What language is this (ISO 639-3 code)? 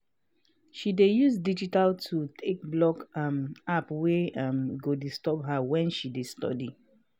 pcm